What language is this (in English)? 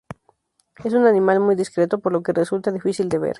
Spanish